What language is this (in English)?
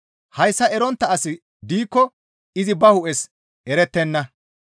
Gamo